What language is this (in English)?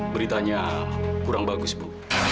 Indonesian